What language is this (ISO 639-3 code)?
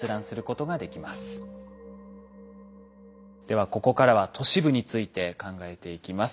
jpn